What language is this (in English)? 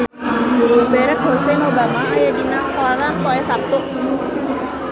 Sundanese